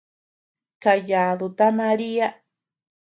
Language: Tepeuxila Cuicatec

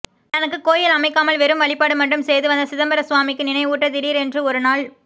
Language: Tamil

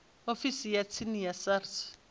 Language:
Venda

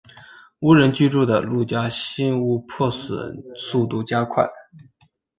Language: Chinese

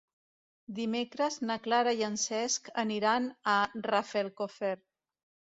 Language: Catalan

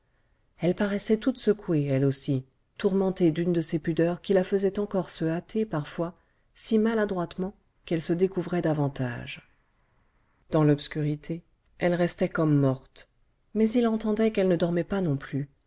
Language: French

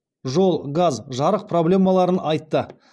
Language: Kazakh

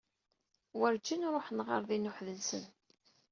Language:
Kabyle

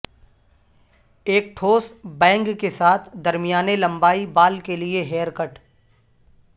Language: Urdu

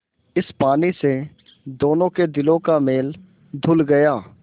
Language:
Hindi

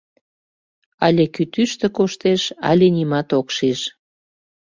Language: Mari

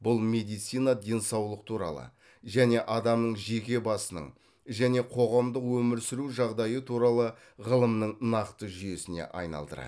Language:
Kazakh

